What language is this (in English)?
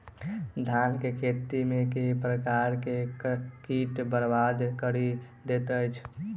Maithili